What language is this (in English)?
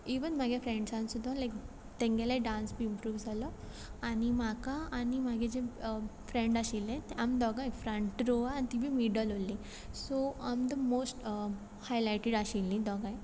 Konkani